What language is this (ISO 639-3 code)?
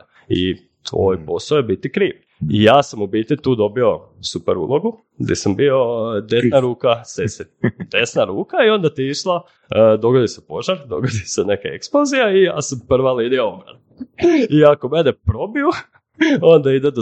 hrv